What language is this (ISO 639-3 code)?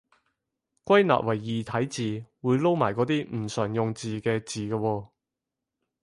yue